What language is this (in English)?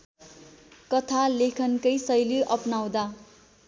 Nepali